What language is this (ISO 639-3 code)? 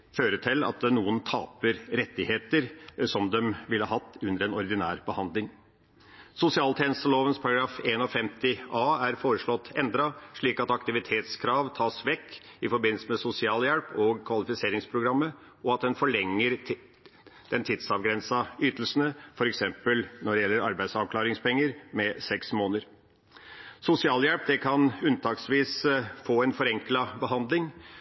nob